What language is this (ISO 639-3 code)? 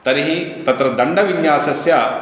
san